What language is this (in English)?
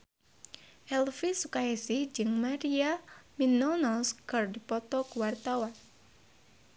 Sundanese